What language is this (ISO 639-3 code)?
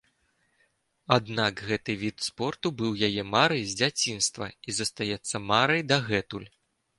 bel